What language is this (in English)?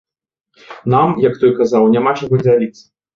Belarusian